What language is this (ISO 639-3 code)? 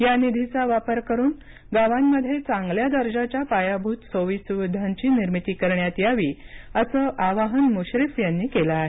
mar